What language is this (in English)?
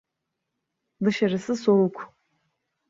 Turkish